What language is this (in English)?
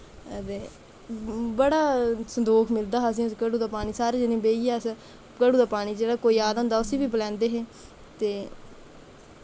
Dogri